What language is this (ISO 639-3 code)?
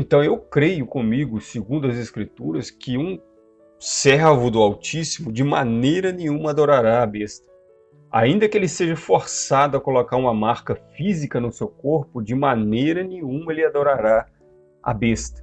por